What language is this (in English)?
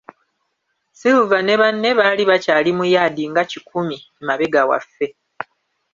Ganda